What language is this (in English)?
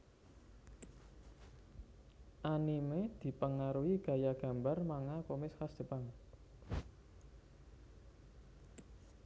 Javanese